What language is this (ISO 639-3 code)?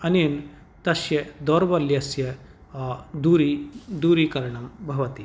san